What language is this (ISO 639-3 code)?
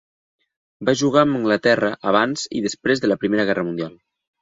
cat